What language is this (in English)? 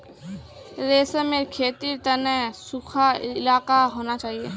Magahi